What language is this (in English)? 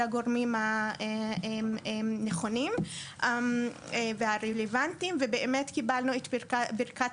Hebrew